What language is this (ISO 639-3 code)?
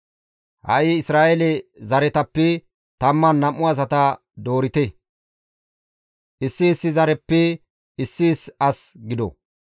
gmv